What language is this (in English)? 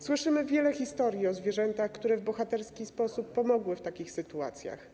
Polish